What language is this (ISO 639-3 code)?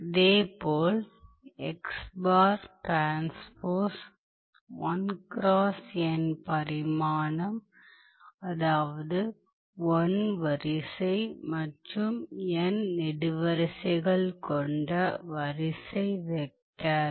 tam